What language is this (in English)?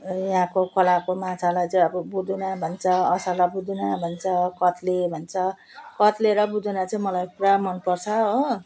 Nepali